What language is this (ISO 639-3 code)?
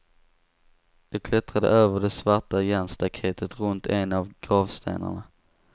swe